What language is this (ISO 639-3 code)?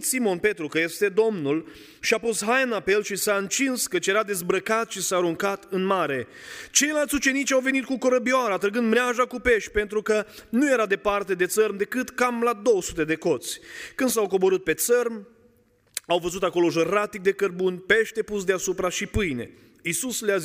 ron